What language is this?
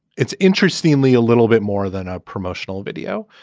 English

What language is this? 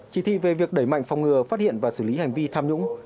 Vietnamese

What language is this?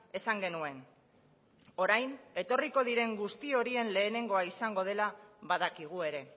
Basque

